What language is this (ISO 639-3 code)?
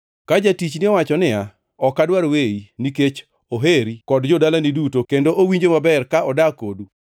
luo